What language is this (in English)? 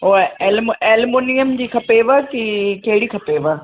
Sindhi